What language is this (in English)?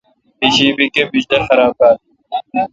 Kalkoti